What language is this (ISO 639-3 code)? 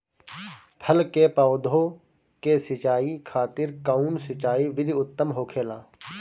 bho